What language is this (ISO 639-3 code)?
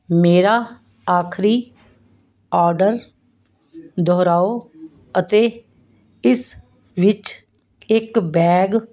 pan